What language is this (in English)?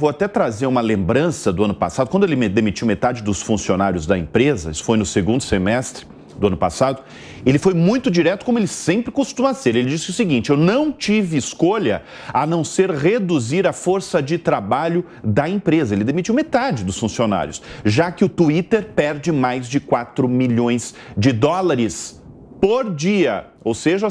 Portuguese